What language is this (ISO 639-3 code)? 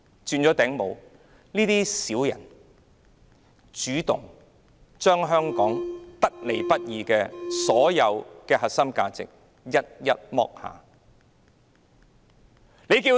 yue